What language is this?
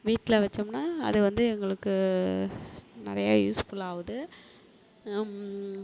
Tamil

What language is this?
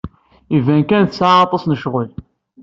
Kabyle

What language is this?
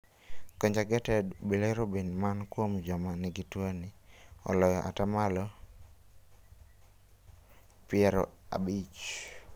Luo (Kenya and Tanzania)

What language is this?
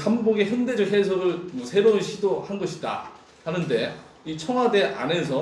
Korean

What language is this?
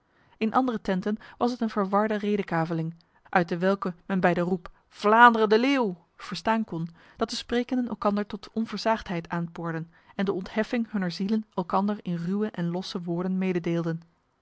Dutch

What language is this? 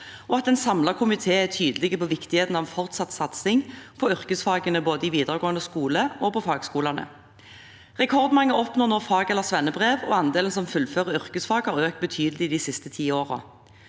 Norwegian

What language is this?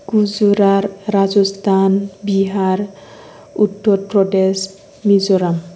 Bodo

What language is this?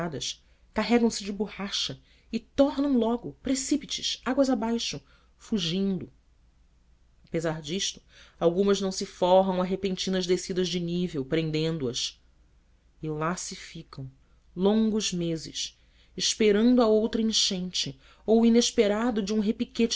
Portuguese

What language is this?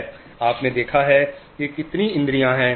Hindi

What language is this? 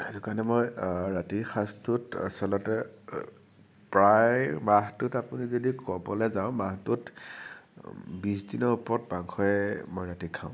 Assamese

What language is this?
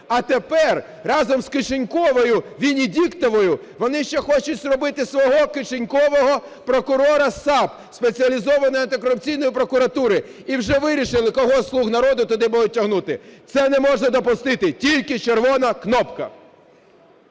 Ukrainian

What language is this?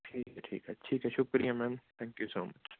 Punjabi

